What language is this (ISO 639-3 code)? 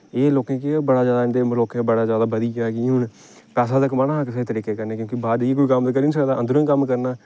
doi